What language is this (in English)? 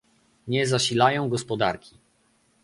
Polish